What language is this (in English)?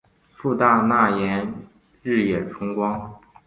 Chinese